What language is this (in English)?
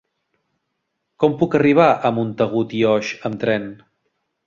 Catalan